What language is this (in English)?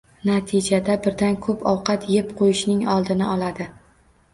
Uzbek